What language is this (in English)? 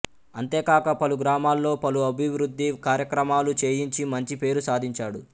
Telugu